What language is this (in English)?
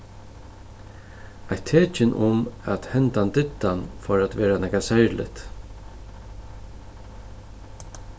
Faroese